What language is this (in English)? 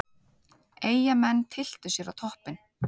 Icelandic